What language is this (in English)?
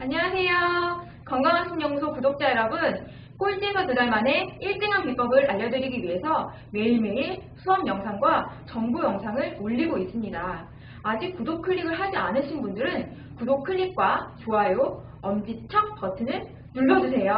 Korean